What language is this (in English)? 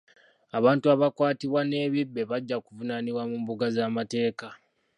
Ganda